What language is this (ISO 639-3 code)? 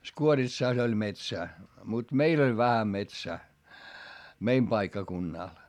fin